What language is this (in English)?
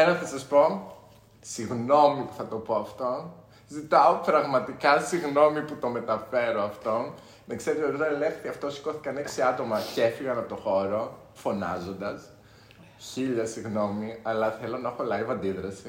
Greek